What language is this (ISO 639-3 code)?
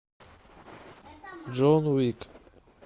rus